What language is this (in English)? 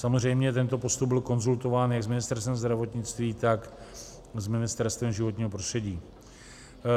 Czech